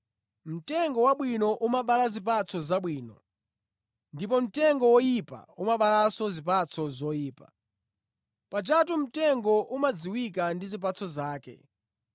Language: Nyanja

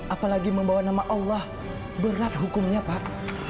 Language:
Indonesian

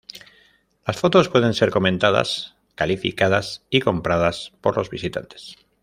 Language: Spanish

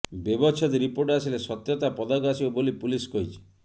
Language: Odia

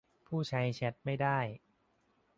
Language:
Thai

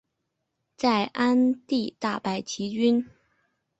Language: Chinese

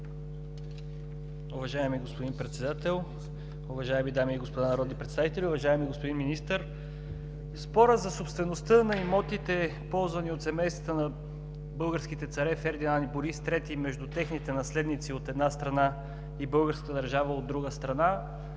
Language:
Bulgarian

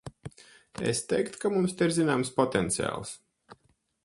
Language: Latvian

